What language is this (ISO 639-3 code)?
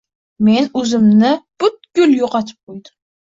uzb